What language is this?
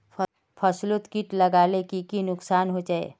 Magahi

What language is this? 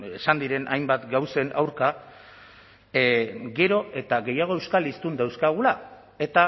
Basque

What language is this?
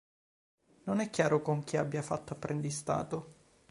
Italian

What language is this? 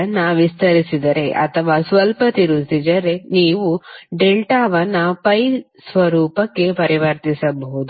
Kannada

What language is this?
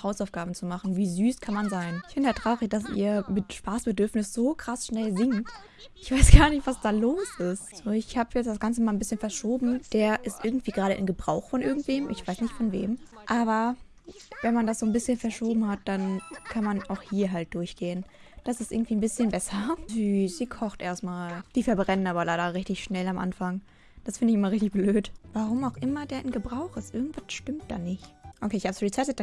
German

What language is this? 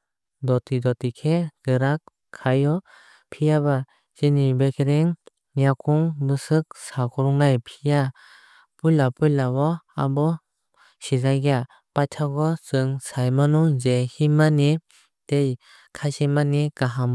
Kok Borok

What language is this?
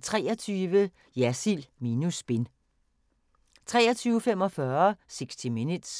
Danish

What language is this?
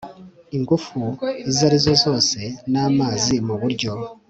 Kinyarwanda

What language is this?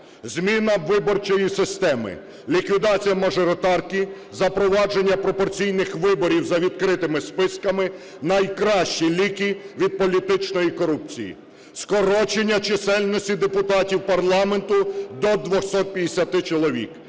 Ukrainian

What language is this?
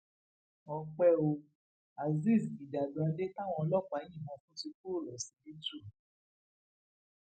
Yoruba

